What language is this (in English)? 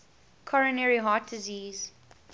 English